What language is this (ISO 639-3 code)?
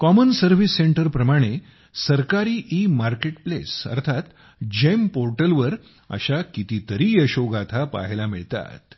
mar